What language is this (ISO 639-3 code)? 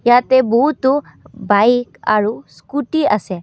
asm